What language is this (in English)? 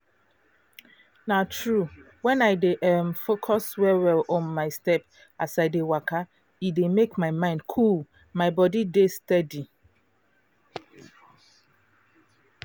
Nigerian Pidgin